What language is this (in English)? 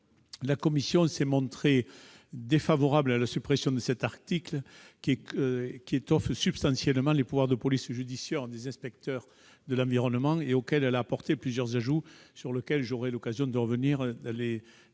French